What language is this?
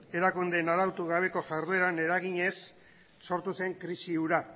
Basque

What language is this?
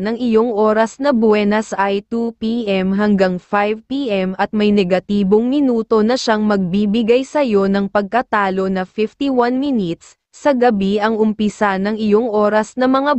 Filipino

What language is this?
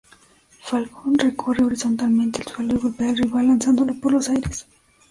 Spanish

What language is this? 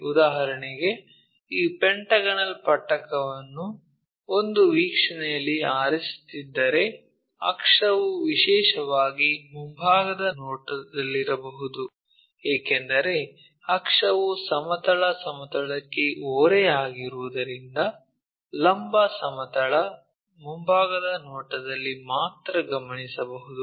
Kannada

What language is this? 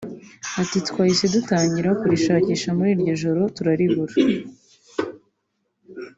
Kinyarwanda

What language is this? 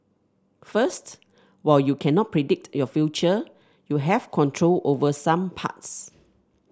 English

